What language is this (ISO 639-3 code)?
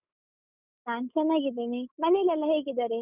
kan